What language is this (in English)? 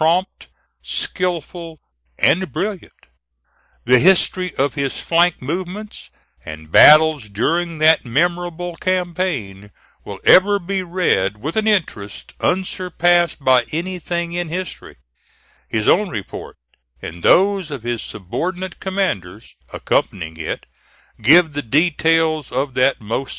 English